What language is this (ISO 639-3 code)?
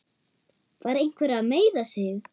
isl